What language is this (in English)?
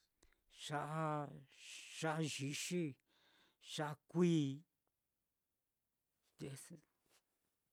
Mitlatongo Mixtec